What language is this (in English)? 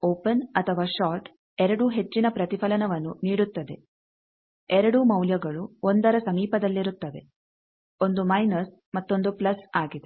Kannada